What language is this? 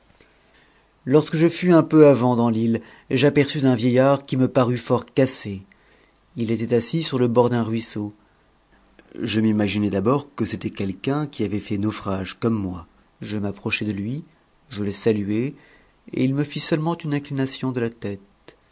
French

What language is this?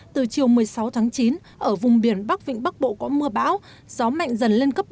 Vietnamese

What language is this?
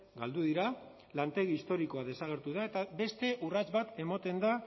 Basque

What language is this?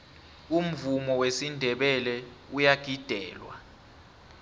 South Ndebele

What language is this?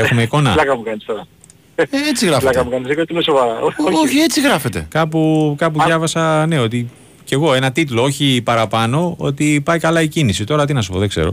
Greek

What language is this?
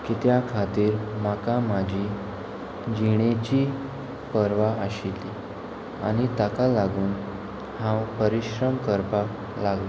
Konkani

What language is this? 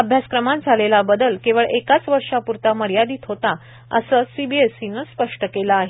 Marathi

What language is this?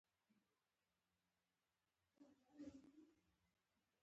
Pashto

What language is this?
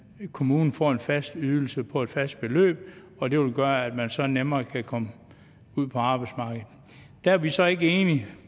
Danish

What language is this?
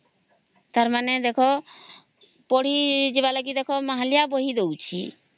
Odia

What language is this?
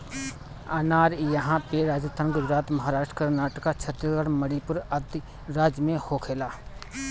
Bhojpuri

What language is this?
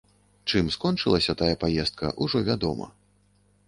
Belarusian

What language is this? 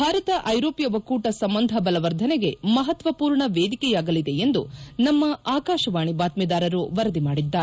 Kannada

